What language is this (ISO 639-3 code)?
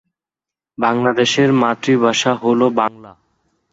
ben